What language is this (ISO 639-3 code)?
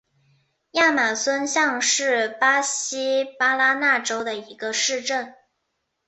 zho